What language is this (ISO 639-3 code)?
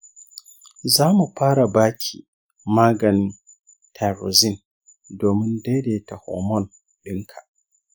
hau